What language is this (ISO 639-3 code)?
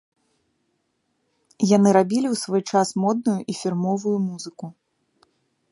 bel